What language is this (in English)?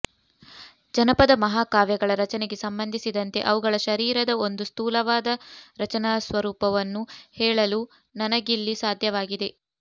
Kannada